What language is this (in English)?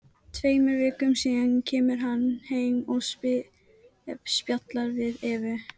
Icelandic